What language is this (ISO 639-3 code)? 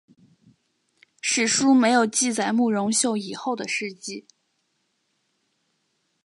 zho